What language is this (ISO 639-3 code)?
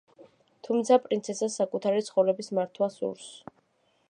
kat